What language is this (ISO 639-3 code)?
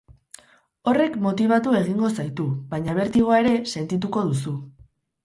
eus